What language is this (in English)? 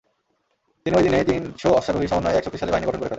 Bangla